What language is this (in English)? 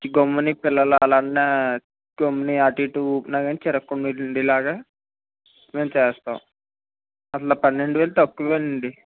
Telugu